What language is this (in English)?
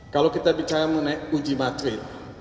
Indonesian